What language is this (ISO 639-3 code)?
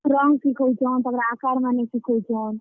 ori